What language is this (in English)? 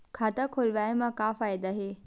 Chhattisgarhi